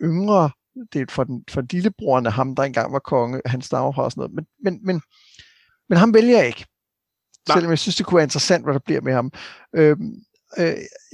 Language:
Danish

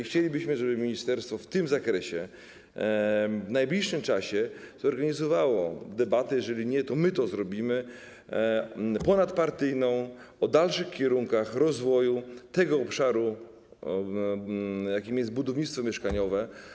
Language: Polish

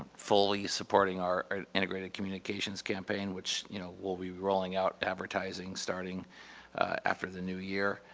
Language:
English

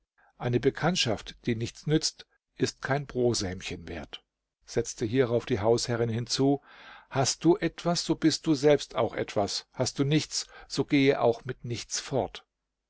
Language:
German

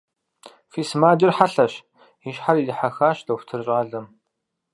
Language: Kabardian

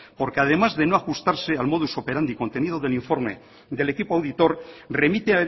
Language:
Spanish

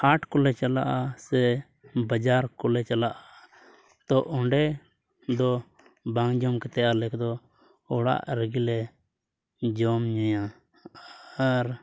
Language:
Santali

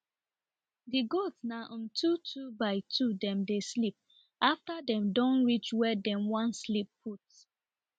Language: Nigerian Pidgin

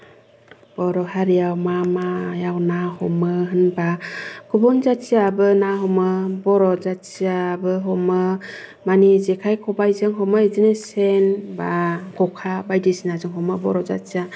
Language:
Bodo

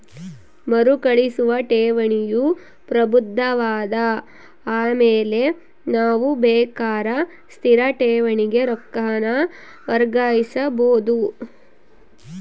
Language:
Kannada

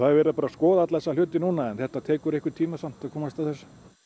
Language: Icelandic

